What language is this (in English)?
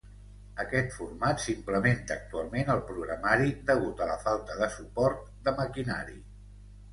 Catalan